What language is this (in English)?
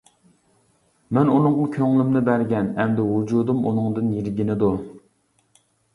Uyghur